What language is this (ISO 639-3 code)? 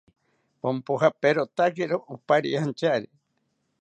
cpy